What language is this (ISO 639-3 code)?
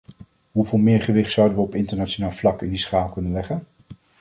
nld